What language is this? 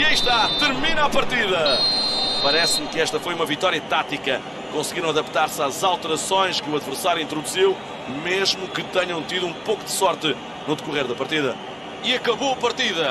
Portuguese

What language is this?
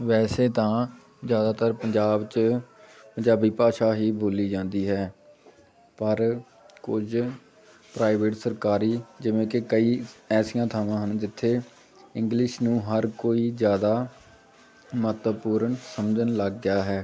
Punjabi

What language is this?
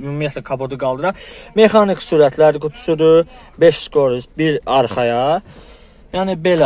Turkish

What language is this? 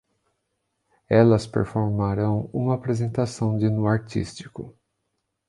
Portuguese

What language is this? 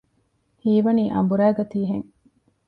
Divehi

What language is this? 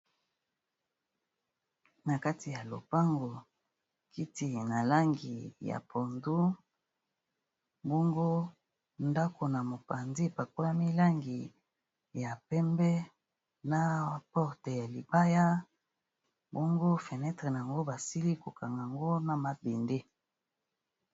Lingala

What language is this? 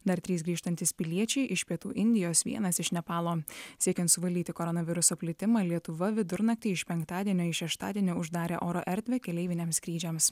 Lithuanian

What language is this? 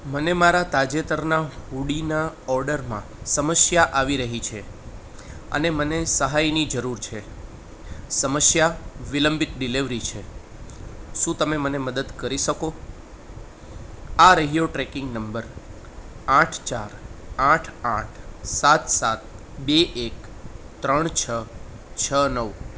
Gujarati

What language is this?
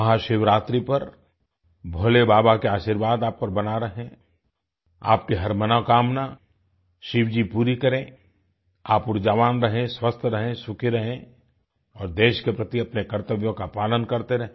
Hindi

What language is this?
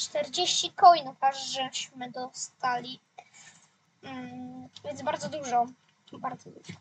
Polish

